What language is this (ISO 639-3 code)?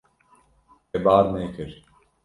kur